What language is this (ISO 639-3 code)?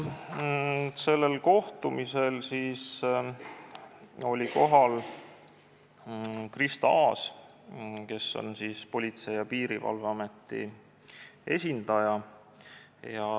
est